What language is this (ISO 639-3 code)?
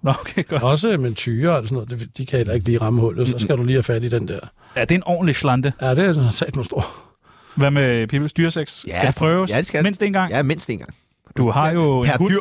dan